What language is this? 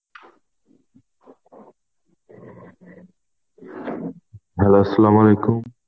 Bangla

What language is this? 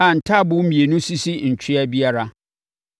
Akan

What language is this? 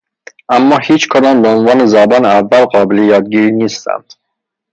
Persian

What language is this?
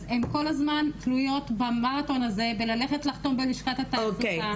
Hebrew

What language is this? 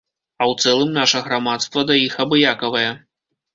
Belarusian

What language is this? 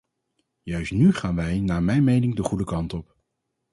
Dutch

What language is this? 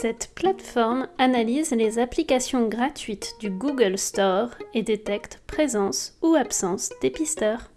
French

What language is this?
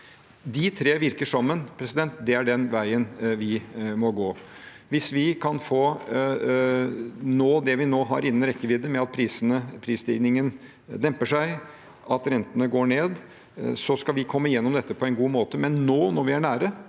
Norwegian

